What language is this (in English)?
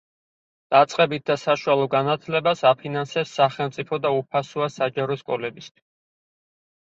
Georgian